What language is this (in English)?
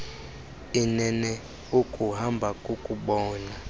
Xhosa